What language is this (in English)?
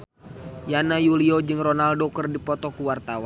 Sundanese